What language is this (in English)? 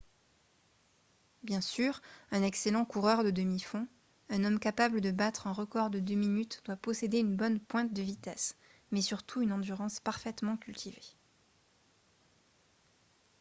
French